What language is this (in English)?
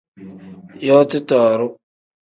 Tem